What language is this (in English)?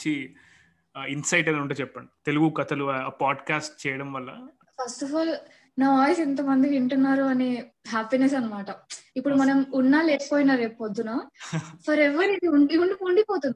Telugu